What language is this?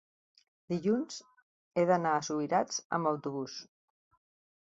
Catalan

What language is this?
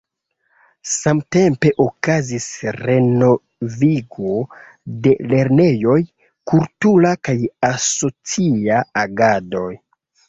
Esperanto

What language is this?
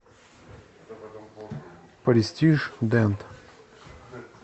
Russian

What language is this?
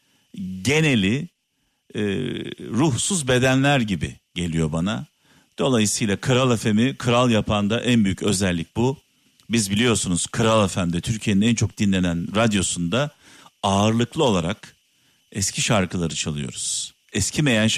Turkish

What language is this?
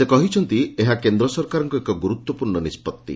Odia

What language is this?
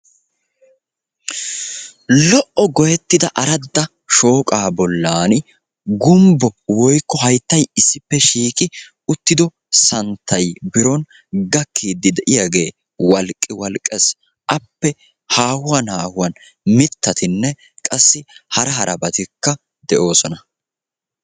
Wolaytta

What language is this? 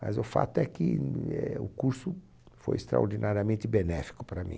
Portuguese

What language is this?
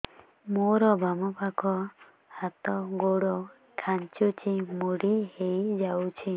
Odia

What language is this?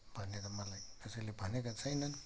Nepali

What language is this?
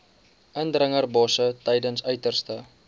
Afrikaans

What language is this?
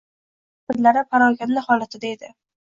Uzbek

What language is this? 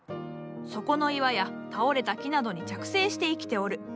Japanese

